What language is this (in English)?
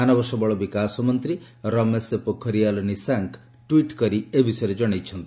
Odia